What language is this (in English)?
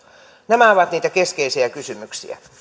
Finnish